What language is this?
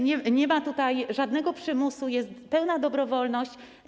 Polish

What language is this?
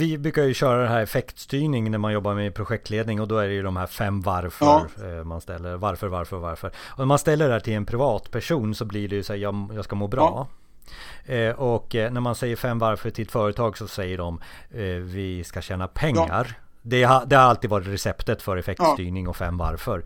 Swedish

